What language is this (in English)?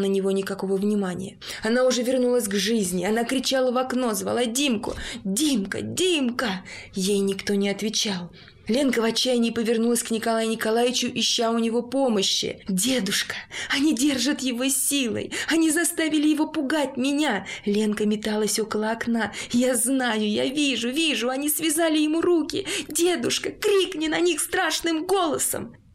Russian